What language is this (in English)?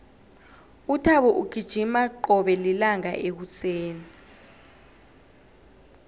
South Ndebele